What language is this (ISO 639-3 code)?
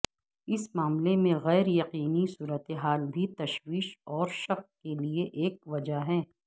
urd